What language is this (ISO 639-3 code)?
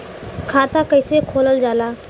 bho